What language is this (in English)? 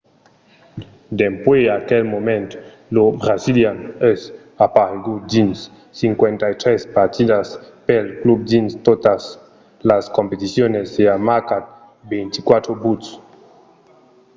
Occitan